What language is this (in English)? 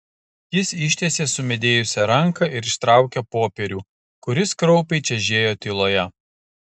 Lithuanian